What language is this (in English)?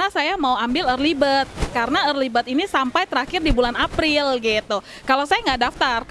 Indonesian